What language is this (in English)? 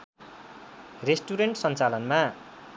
Nepali